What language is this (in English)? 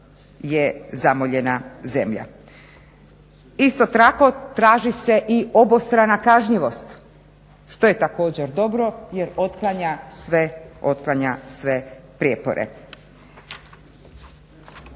Croatian